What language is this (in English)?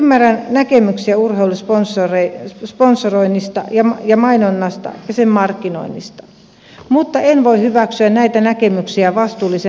Finnish